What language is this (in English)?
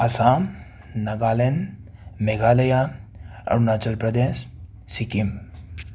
Manipuri